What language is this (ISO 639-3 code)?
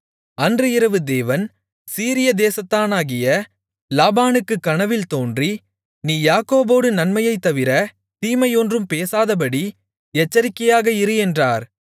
tam